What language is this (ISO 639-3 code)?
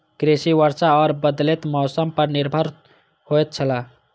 mai